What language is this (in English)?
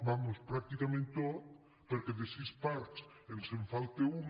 Catalan